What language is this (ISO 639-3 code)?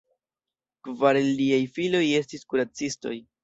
epo